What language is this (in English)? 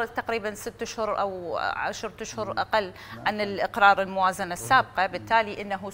Arabic